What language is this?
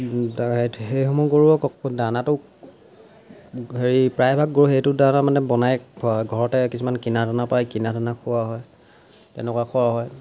Assamese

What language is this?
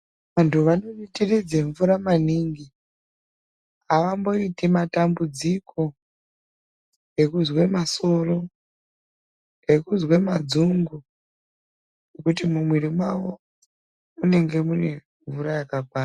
Ndau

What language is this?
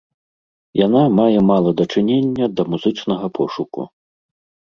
Belarusian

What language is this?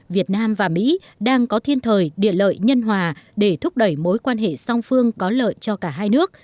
Vietnamese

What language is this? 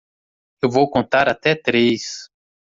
Portuguese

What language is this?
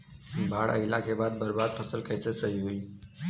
Bhojpuri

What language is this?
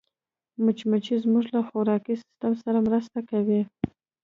Pashto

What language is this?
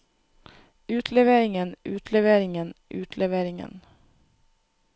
Norwegian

